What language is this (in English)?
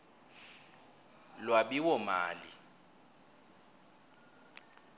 Swati